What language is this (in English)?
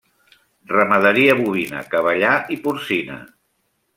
Catalan